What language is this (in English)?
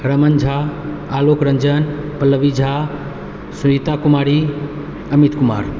Maithili